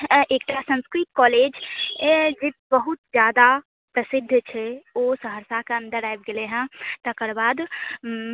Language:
Maithili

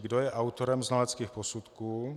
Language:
Czech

